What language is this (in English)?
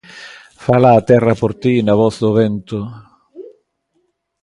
Galician